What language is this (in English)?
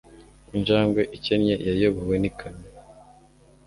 Kinyarwanda